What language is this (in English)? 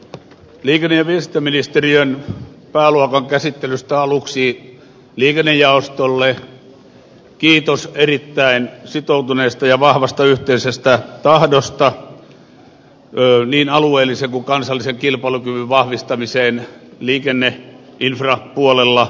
Finnish